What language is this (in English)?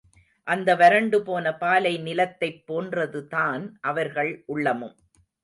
Tamil